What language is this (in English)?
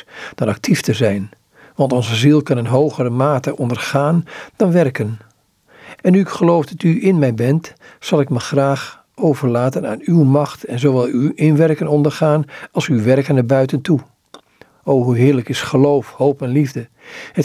Dutch